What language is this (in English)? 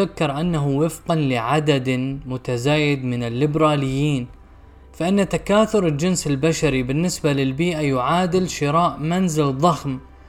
Arabic